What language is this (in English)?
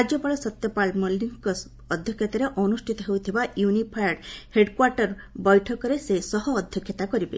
Odia